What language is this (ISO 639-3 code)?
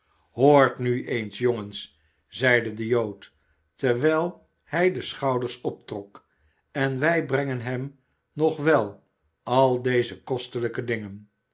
nld